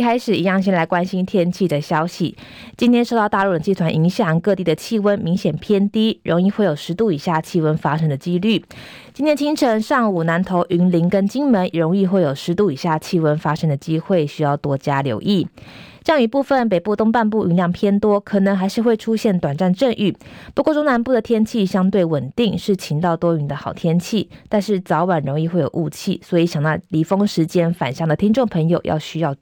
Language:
Chinese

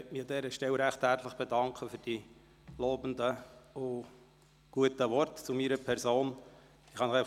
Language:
Swiss German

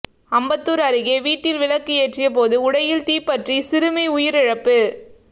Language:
Tamil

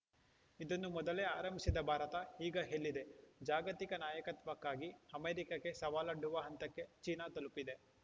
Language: Kannada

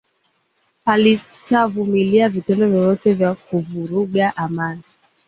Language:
Swahili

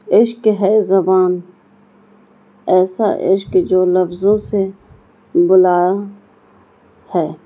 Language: Urdu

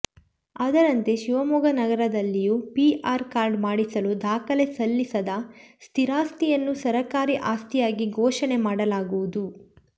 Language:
Kannada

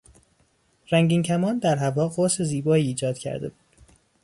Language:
Persian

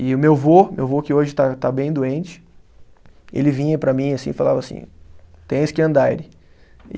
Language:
Portuguese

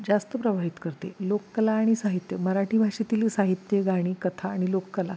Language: Marathi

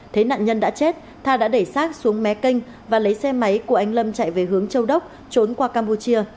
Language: Vietnamese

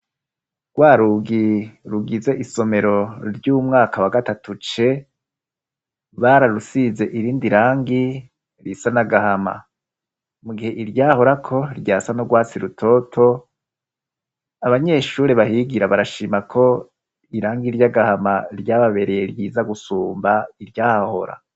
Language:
Rundi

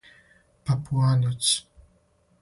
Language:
Serbian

